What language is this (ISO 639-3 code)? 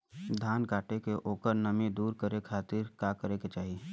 bho